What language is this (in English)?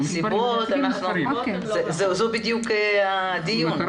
Hebrew